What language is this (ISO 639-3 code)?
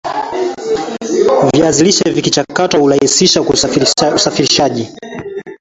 swa